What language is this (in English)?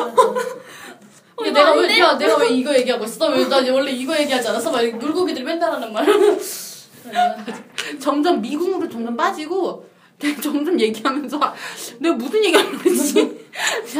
Korean